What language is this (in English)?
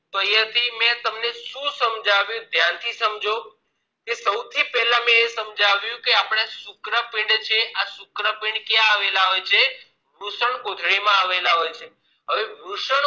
Gujarati